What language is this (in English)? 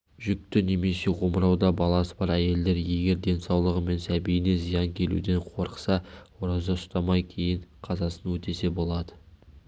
Kazakh